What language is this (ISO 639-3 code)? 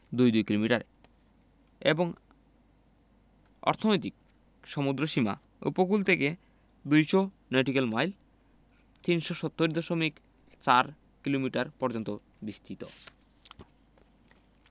ben